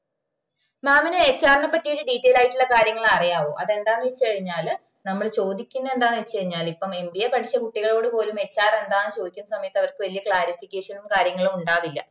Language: Malayalam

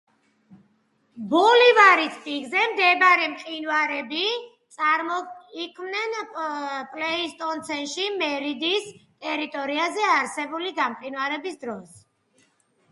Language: Georgian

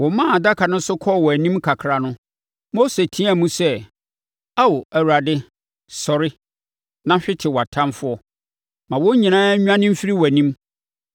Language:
Akan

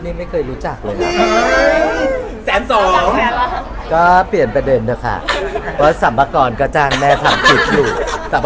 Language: Thai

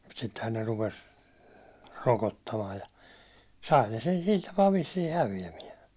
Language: Finnish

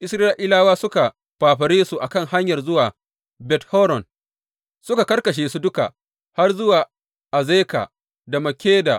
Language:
Hausa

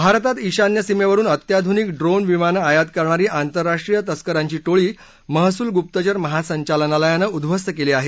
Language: Marathi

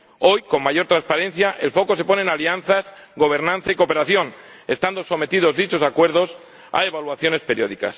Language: Spanish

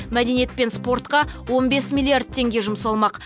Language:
Kazakh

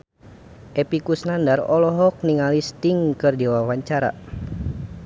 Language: Sundanese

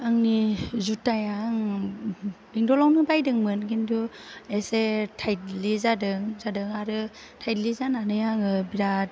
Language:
Bodo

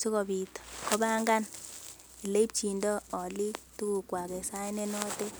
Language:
Kalenjin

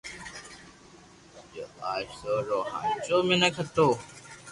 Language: Loarki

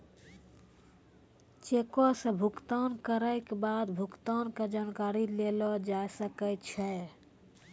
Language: Maithili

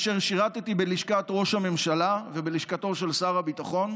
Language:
Hebrew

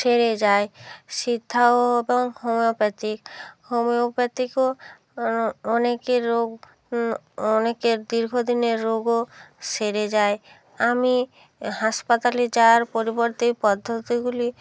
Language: Bangla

